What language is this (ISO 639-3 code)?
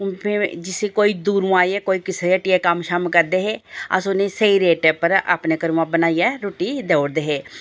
doi